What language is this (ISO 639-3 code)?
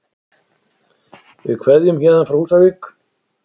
isl